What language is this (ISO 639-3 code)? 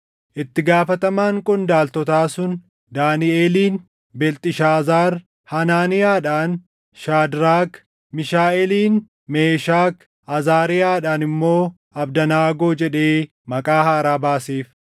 orm